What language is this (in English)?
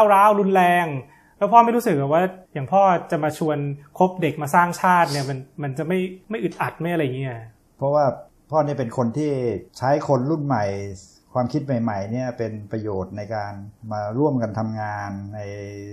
Thai